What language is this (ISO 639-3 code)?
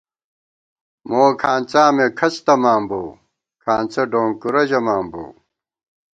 gwt